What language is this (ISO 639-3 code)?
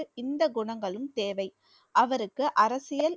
tam